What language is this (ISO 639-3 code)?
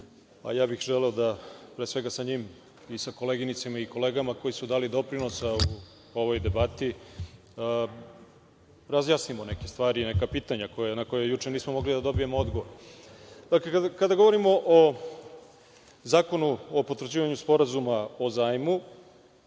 srp